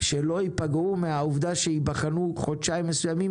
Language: Hebrew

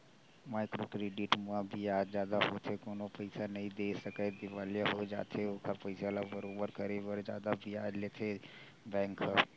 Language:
Chhattisgarhi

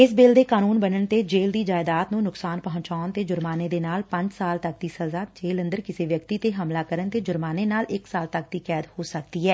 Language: Punjabi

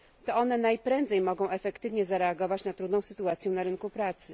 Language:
Polish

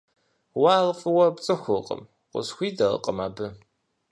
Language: Kabardian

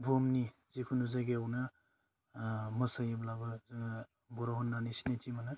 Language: Bodo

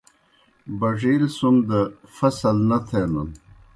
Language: Kohistani Shina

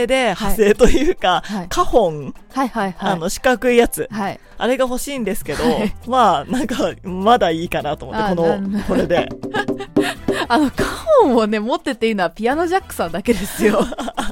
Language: Japanese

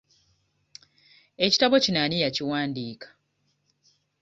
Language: Ganda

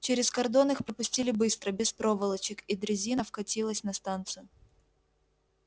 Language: Russian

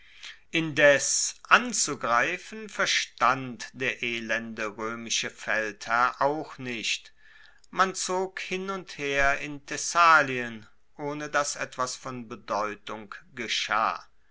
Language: German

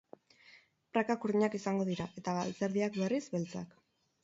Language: Basque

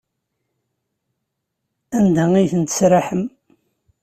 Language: Kabyle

